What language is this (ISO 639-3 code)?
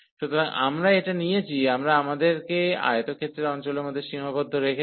ben